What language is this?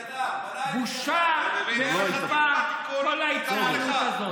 Hebrew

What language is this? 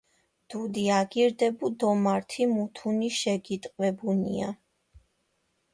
Georgian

